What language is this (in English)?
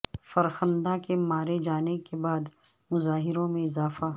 Urdu